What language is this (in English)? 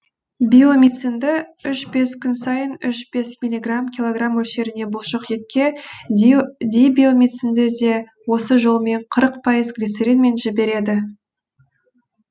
Kazakh